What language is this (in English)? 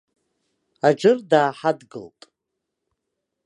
Abkhazian